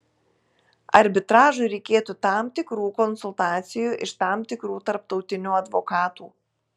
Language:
Lithuanian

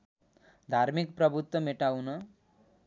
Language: Nepali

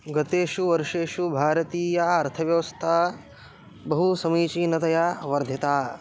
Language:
Sanskrit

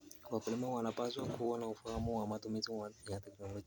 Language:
Kalenjin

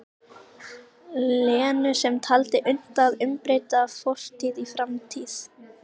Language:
Icelandic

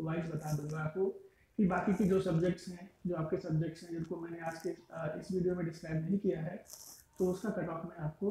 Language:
Hindi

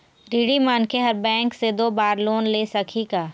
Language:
Chhattisgarhi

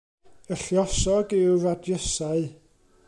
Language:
Welsh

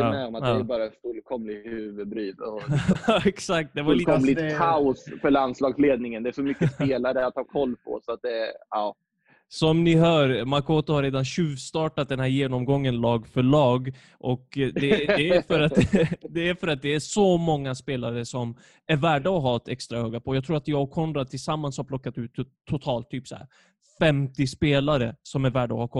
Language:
Swedish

